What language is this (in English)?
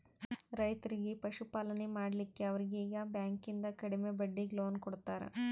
Kannada